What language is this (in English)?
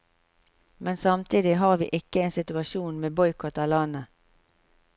Norwegian